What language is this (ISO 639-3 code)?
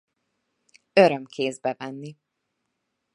hun